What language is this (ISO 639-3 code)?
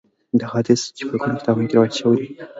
pus